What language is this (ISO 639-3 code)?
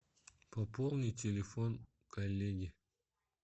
rus